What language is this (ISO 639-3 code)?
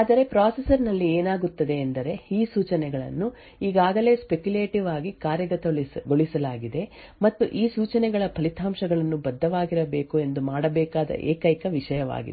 kan